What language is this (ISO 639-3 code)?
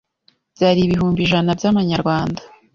kin